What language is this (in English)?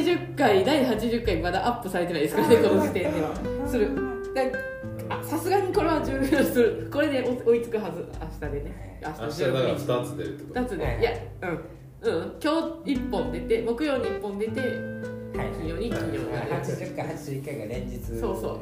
Japanese